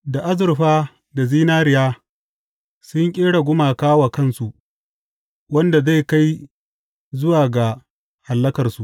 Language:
Hausa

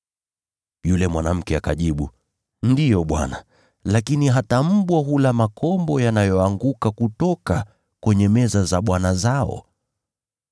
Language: Swahili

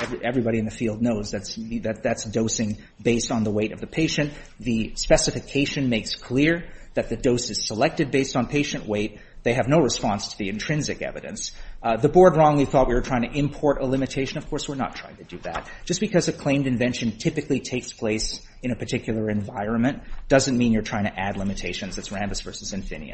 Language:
English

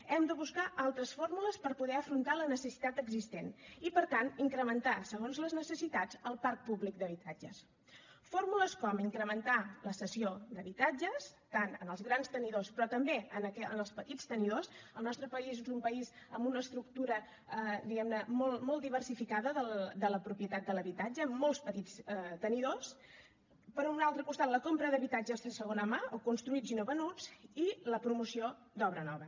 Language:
Catalan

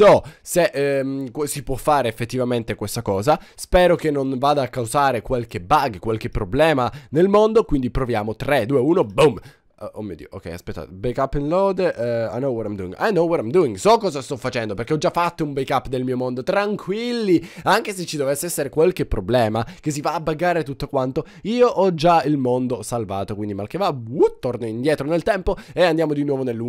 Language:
Italian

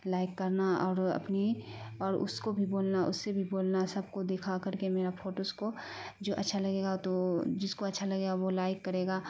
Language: Urdu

